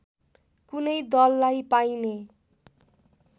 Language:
Nepali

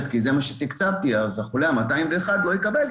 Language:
Hebrew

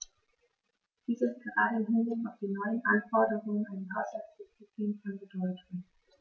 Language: German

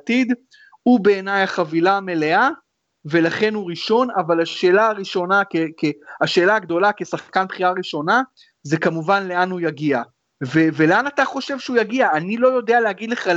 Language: Hebrew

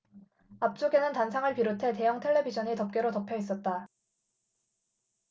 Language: Korean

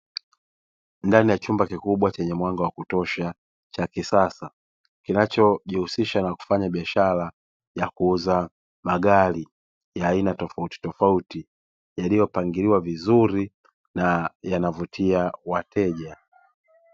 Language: Swahili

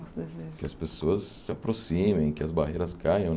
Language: Portuguese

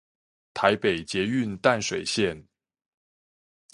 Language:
Chinese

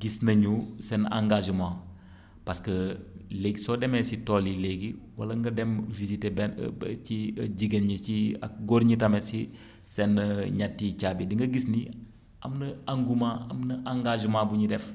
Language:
Wolof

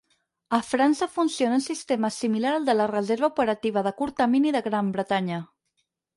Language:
Catalan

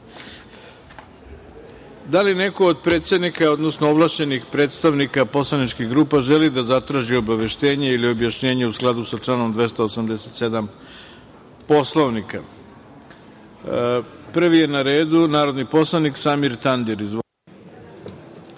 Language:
Serbian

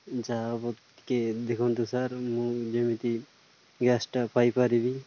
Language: Odia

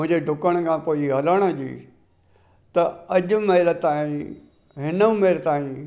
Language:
Sindhi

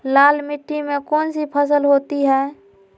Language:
Magahi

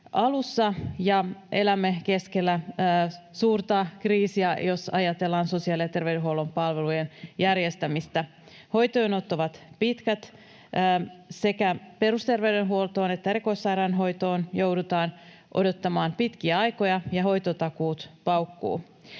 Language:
Finnish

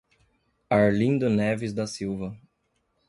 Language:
Portuguese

